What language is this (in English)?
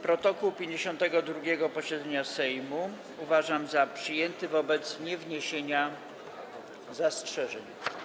Polish